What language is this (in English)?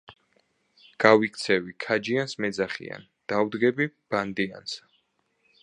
Georgian